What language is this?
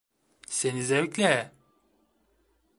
Turkish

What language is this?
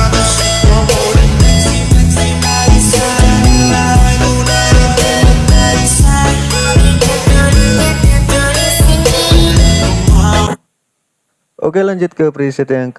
Indonesian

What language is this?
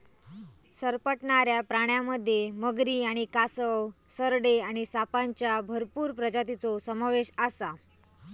Marathi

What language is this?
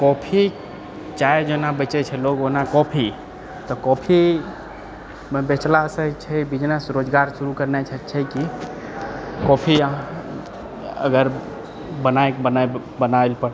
Maithili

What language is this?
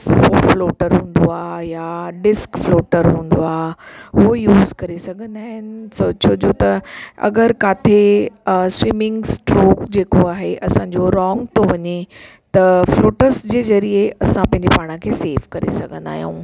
Sindhi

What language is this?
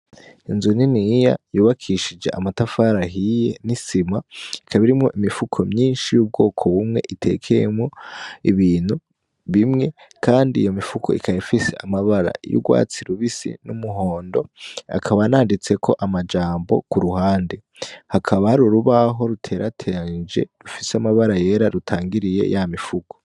Rundi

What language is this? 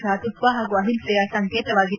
Kannada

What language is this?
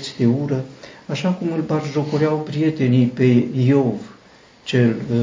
Romanian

